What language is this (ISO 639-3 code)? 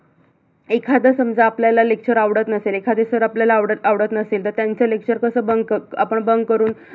mar